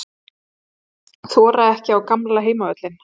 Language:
Icelandic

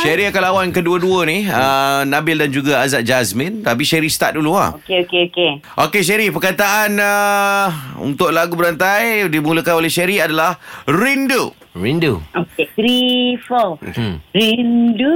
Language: Malay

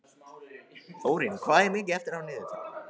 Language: Icelandic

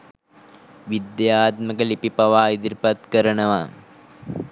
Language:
Sinhala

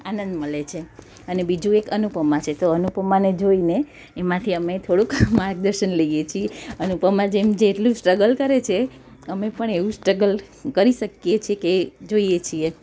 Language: Gujarati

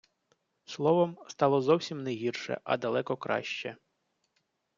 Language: Ukrainian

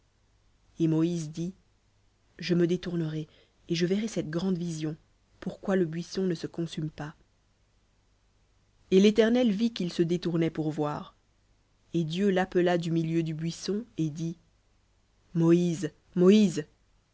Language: French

